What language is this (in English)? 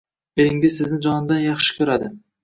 Uzbek